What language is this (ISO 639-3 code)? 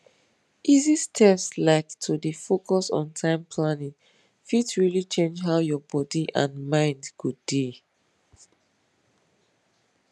pcm